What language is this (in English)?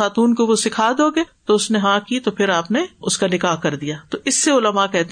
Urdu